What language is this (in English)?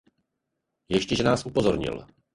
Czech